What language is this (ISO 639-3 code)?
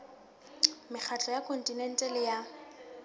sot